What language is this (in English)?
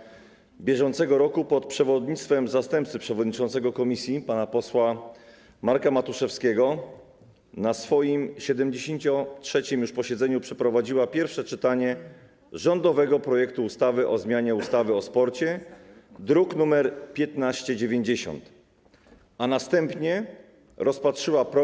Polish